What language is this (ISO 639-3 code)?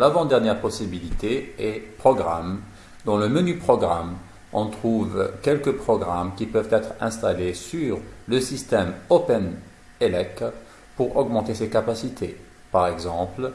fra